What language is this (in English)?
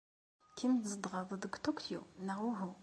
Kabyle